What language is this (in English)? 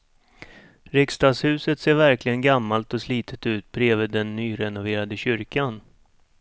Swedish